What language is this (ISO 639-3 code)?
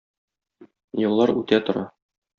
tat